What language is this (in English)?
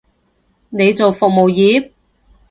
Cantonese